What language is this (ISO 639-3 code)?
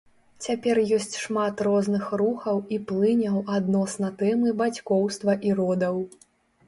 bel